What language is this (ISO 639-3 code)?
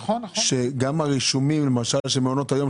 heb